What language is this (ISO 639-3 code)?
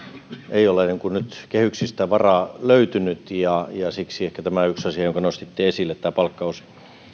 fin